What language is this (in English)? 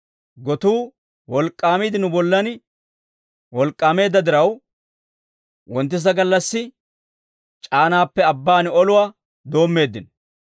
Dawro